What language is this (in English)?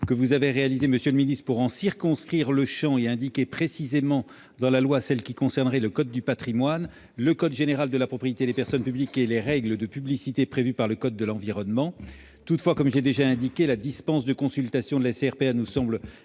French